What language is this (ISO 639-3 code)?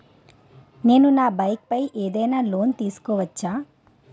tel